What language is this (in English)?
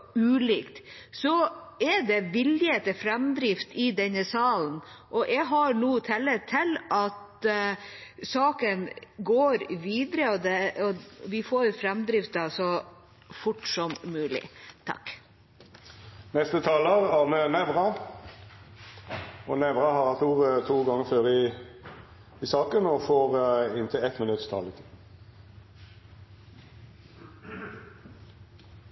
Norwegian